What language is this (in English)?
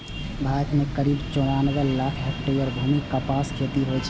Maithili